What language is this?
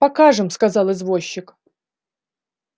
Russian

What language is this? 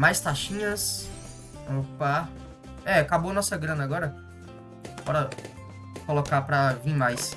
Portuguese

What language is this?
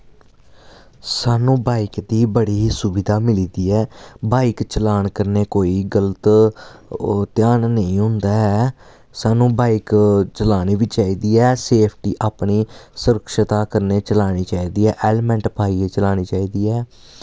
Dogri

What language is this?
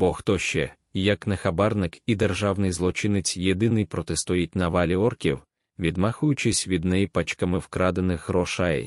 Ukrainian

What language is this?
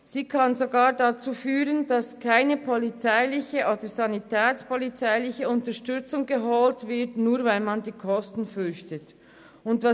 Swiss German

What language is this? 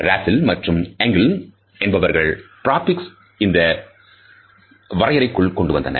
Tamil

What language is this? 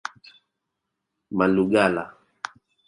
Swahili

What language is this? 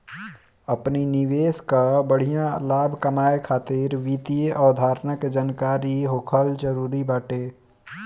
Bhojpuri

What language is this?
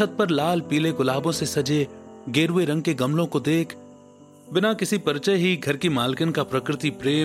Hindi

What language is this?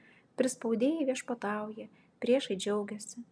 Lithuanian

